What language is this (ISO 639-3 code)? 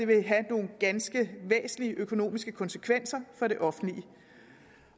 dan